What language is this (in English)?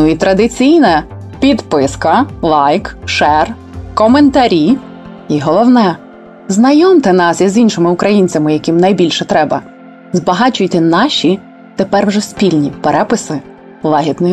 Ukrainian